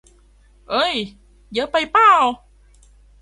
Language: Thai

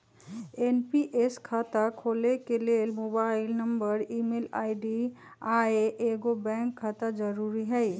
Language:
Magahi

